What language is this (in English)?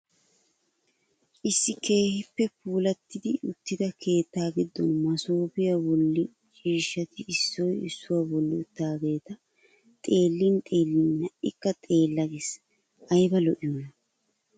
Wolaytta